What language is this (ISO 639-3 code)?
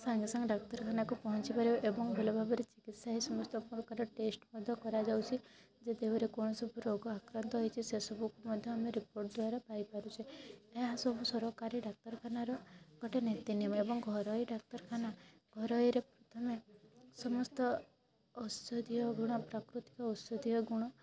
ori